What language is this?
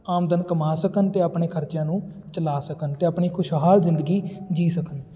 Punjabi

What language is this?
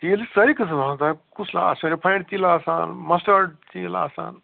Kashmiri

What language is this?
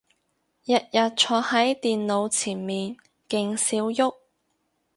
Cantonese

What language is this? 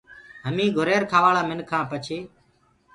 Gurgula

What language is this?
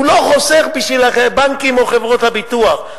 Hebrew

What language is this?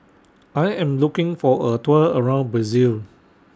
English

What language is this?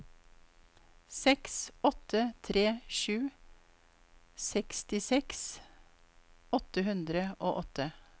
Norwegian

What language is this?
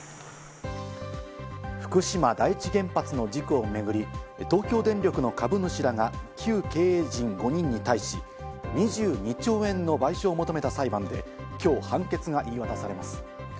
Japanese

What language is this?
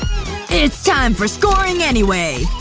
English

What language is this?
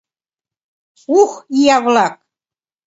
Mari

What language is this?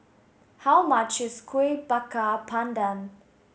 English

